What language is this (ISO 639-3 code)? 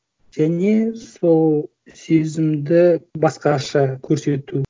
kaz